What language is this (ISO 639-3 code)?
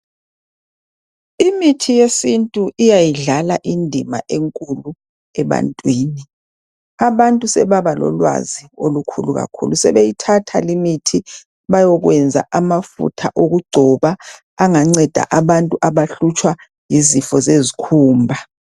nde